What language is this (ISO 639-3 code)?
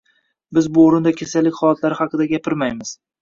uzb